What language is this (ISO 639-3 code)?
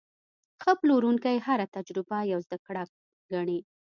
pus